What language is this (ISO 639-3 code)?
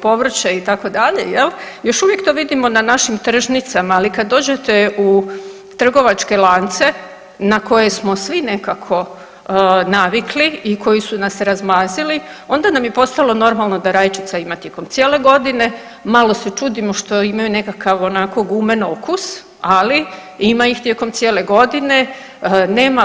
hrv